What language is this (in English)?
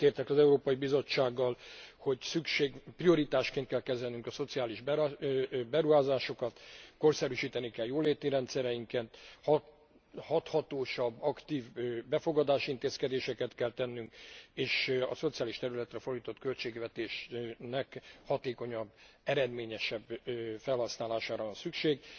Hungarian